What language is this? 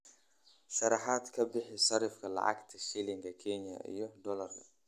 Somali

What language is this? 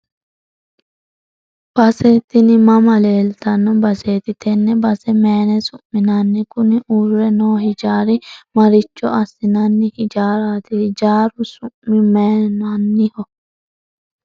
Sidamo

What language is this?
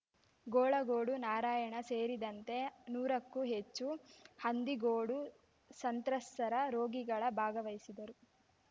Kannada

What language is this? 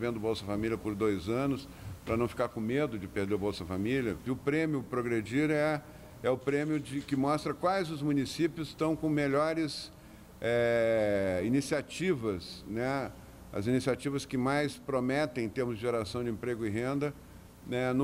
Portuguese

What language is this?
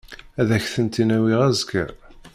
Kabyle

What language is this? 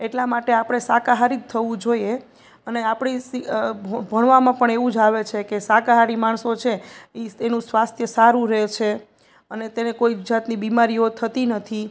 Gujarati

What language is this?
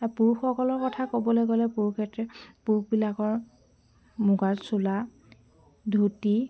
Assamese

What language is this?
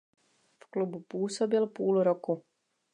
Czech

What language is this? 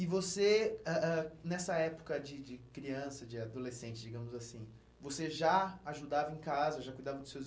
Portuguese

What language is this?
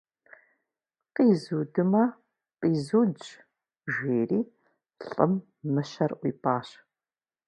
Kabardian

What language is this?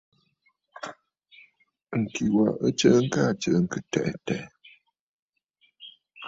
Bafut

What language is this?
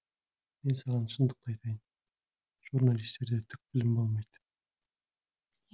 Kazakh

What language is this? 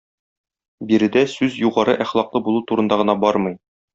Tatar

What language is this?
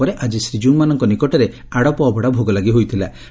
Odia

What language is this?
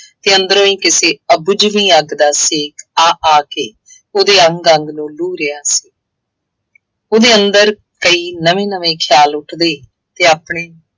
Punjabi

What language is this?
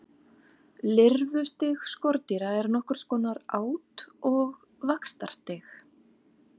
Icelandic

